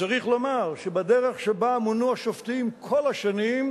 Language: Hebrew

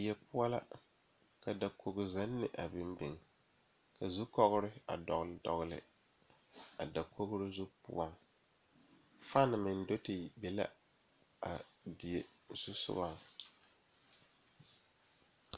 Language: Southern Dagaare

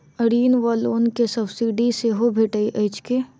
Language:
Maithili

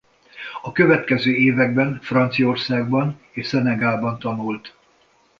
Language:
Hungarian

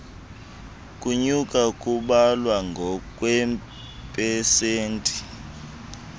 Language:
Xhosa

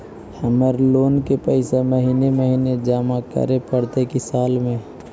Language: Magahi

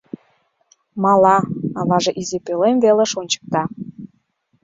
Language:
Mari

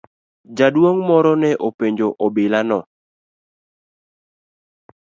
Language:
Luo (Kenya and Tanzania)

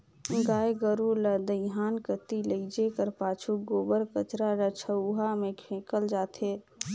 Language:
Chhattisgarhi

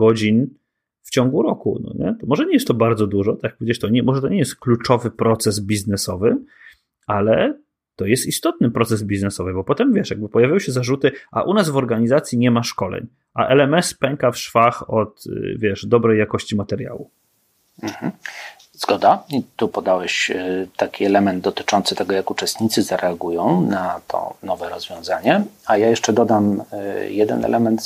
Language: Polish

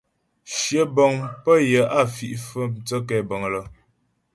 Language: Ghomala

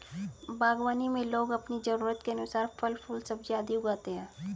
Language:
Hindi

